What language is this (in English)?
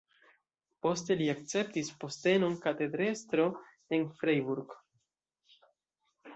Esperanto